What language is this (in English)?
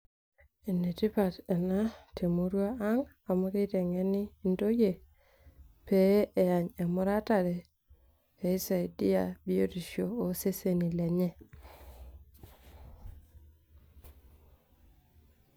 Masai